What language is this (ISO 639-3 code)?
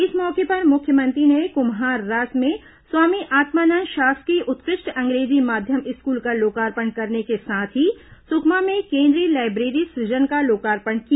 hin